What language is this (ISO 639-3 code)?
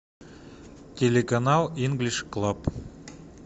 rus